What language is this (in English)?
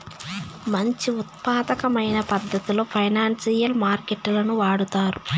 Telugu